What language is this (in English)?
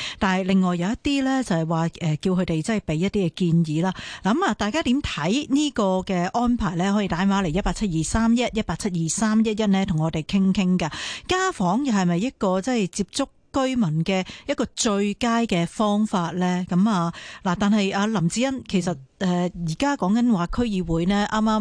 Chinese